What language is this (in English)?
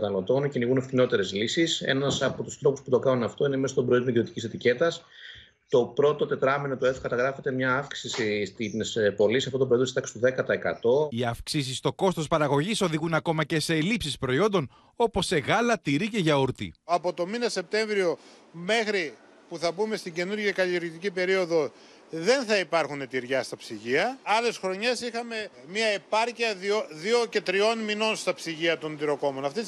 Greek